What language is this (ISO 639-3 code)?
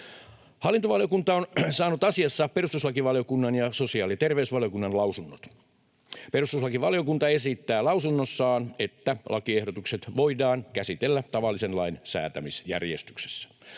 fin